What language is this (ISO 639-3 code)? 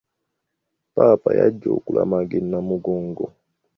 lug